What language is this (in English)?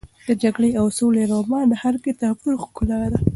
Pashto